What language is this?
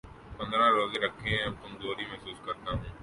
Urdu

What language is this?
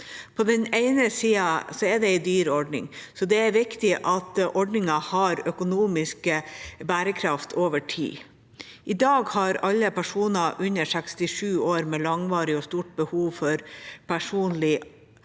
Norwegian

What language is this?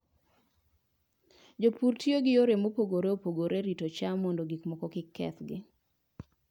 Luo (Kenya and Tanzania)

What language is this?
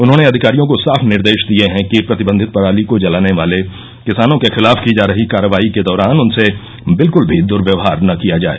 Hindi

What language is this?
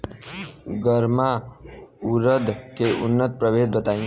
Bhojpuri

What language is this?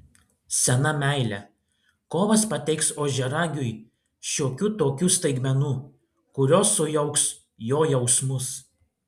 Lithuanian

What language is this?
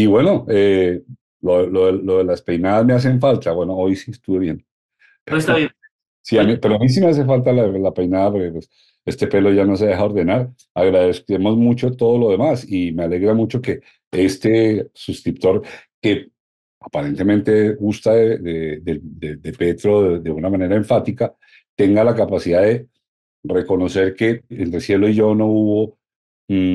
Spanish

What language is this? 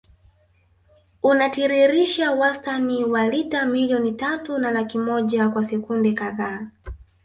Swahili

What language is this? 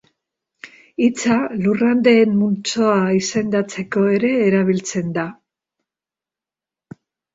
Basque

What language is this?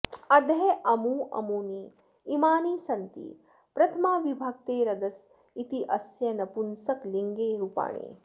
Sanskrit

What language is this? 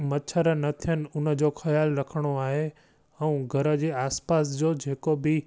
Sindhi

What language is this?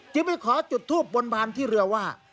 Thai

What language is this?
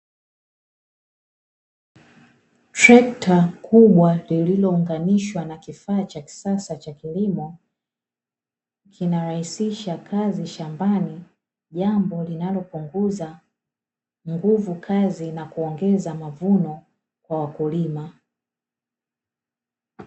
Swahili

